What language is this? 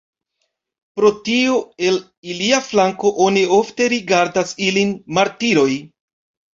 Esperanto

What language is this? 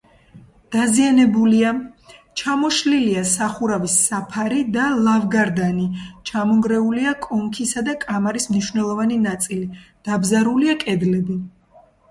Georgian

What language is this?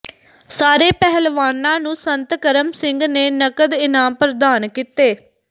Punjabi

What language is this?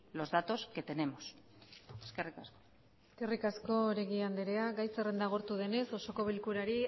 Basque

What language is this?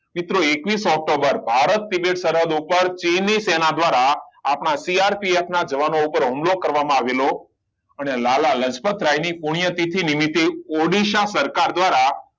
Gujarati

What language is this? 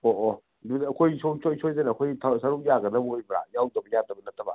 Manipuri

